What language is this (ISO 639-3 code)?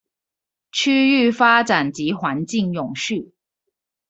zho